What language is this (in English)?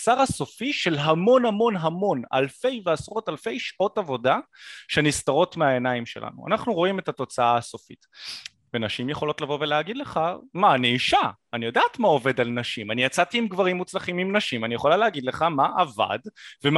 Hebrew